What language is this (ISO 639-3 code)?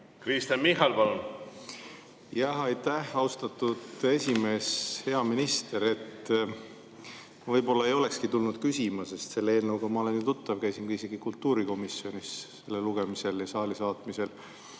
est